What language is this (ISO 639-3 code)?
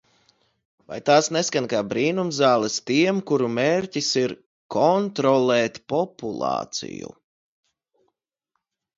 lav